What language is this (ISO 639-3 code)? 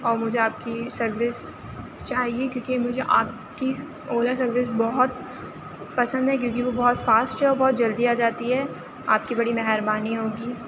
urd